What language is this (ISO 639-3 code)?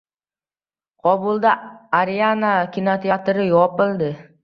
uzb